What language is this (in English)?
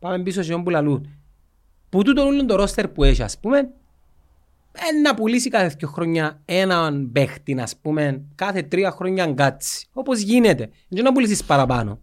Greek